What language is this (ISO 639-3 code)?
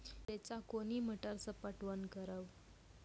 mai